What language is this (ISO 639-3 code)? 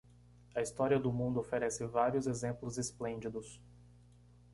por